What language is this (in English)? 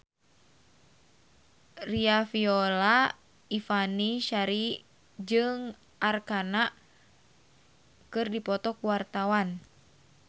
Sundanese